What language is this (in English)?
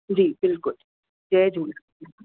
Sindhi